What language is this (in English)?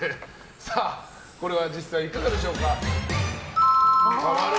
Japanese